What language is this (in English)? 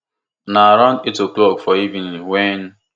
Nigerian Pidgin